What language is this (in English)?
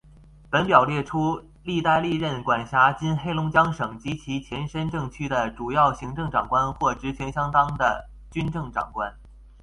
Chinese